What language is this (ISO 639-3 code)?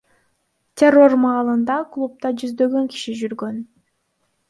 kir